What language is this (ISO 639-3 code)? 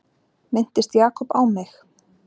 isl